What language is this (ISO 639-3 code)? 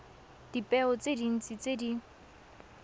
tsn